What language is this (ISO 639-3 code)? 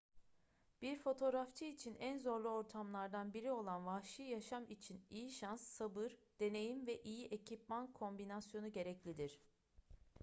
tur